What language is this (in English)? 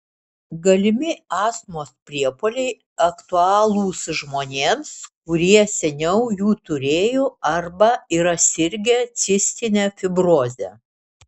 Lithuanian